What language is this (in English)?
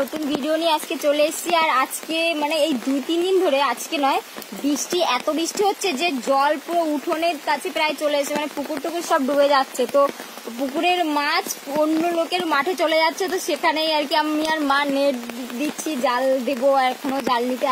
Bangla